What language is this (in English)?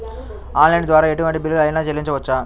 Telugu